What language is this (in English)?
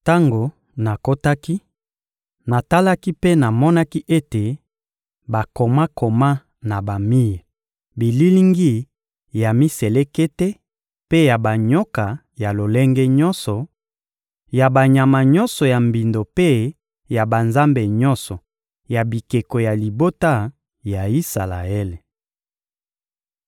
Lingala